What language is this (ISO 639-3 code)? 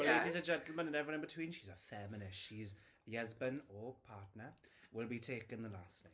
eng